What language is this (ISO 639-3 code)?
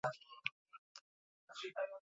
eus